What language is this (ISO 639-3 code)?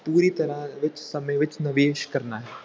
pan